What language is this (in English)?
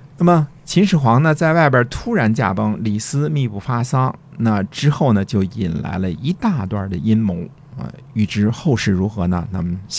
Chinese